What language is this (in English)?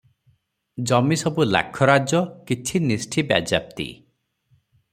Odia